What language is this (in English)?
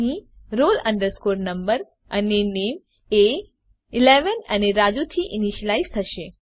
Gujarati